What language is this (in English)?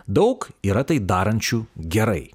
Lithuanian